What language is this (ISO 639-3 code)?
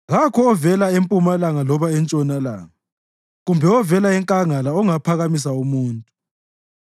nde